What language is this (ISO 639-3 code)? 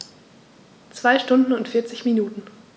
deu